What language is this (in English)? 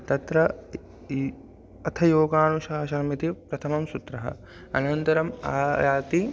Sanskrit